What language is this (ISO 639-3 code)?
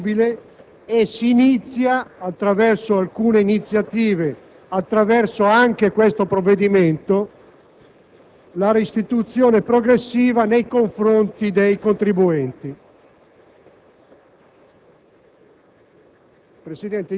ita